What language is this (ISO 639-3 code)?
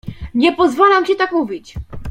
pol